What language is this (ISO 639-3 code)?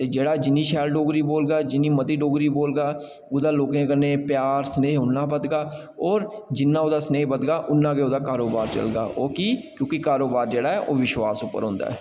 doi